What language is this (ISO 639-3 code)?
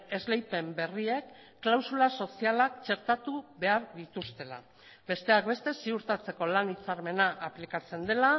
eus